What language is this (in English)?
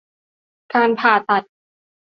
Thai